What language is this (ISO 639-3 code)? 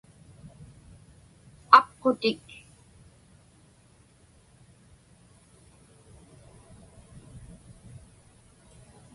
ipk